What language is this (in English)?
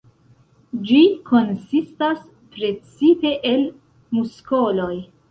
Esperanto